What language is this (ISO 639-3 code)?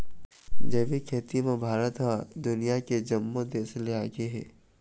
hne